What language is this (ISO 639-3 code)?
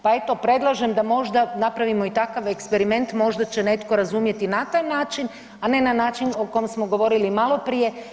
hrv